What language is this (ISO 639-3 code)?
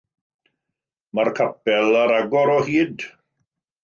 cym